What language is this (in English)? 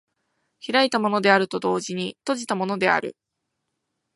Japanese